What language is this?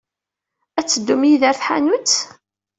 Kabyle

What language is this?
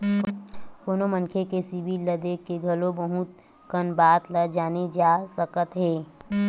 Chhattisgarhi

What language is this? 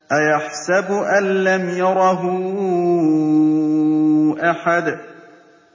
Arabic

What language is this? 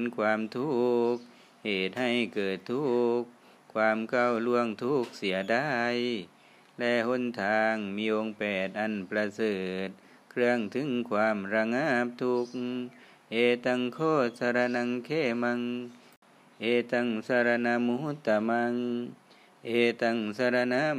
Thai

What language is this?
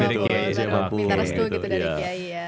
Indonesian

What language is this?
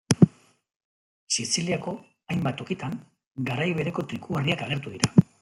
Basque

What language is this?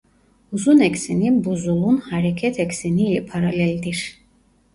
Turkish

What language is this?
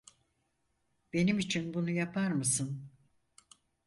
Turkish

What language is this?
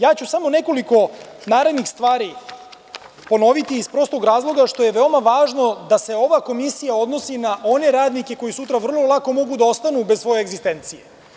Serbian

